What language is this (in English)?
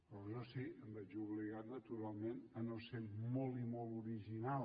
Catalan